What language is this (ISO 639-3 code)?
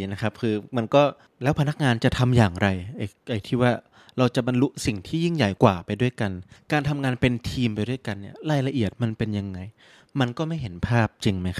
tha